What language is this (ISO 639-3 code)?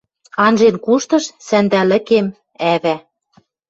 mrj